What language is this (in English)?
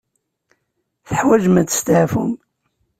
Kabyle